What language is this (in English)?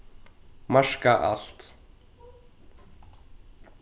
Faroese